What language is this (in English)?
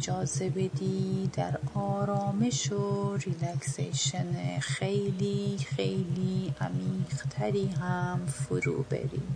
Persian